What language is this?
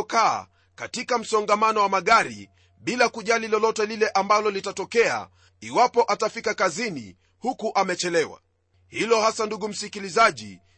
Swahili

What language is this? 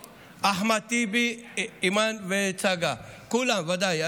Hebrew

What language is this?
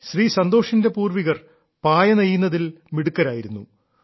Malayalam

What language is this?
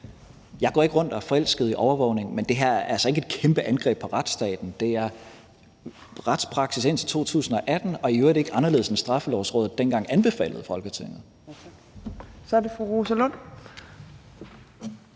Danish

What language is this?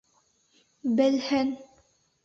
Bashkir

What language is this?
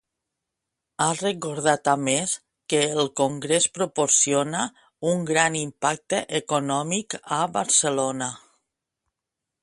Catalan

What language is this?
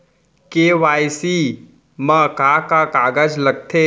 Chhattisgarhi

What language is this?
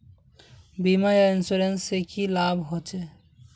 Magahi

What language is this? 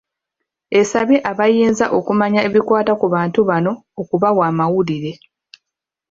Ganda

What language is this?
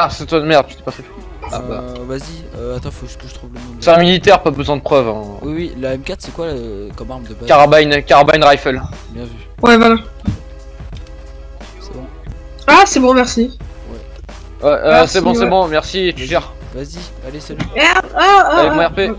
French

